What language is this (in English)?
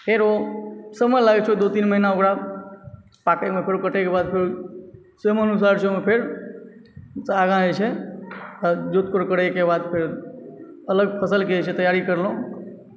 Maithili